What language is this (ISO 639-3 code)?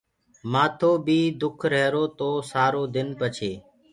ggg